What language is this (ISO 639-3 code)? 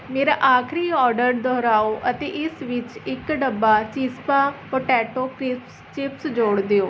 pan